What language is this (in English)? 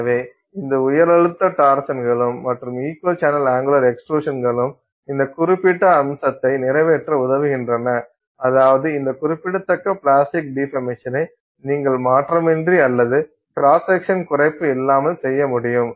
Tamil